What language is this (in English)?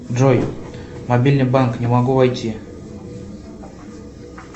Russian